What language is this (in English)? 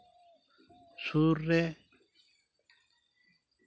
Santali